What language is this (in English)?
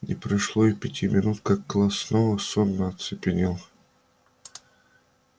Russian